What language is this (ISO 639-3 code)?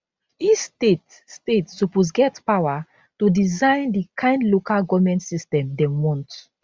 pcm